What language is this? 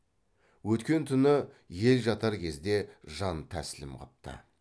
Kazakh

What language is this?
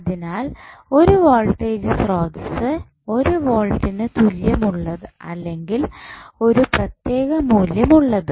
Malayalam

